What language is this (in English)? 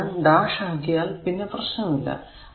Malayalam